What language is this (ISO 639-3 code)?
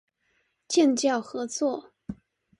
zho